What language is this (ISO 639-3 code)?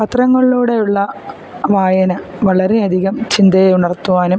mal